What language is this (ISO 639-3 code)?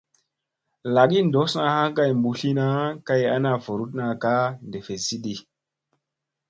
mse